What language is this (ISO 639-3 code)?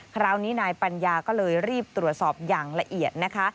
tha